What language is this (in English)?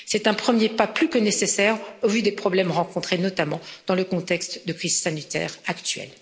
French